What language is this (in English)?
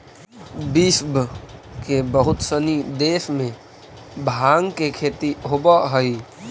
Magahi